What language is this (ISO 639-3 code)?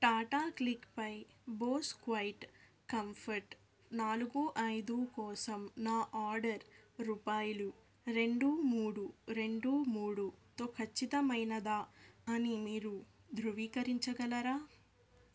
tel